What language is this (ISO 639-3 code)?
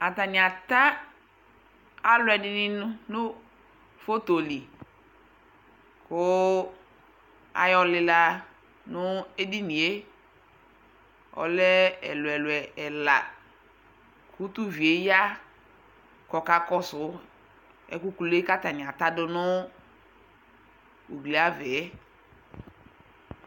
kpo